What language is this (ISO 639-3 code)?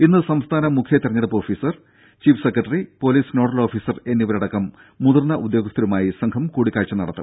mal